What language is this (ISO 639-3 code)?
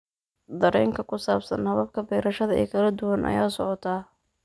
som